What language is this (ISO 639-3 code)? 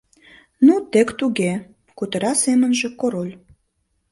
chm